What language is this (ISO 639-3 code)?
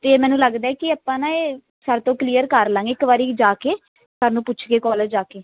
pan